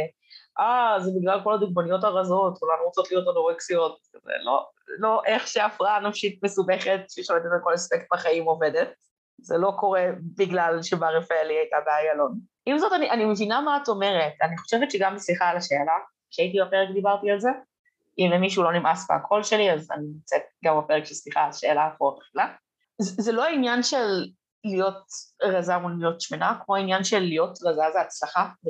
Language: Hebrew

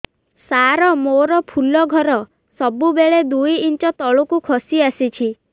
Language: Odia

